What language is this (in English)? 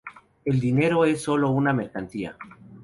Spanish